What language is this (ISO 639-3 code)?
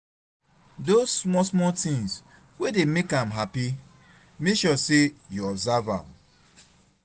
pcm